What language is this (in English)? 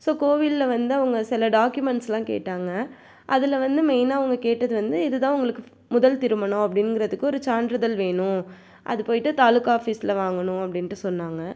Tamil